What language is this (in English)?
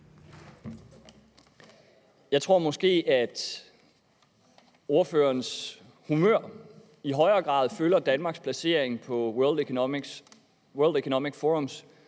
Danish